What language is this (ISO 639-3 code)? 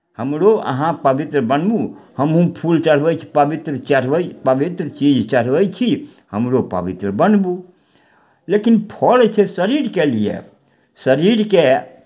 mai